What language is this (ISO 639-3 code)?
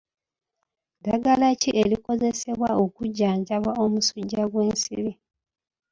lug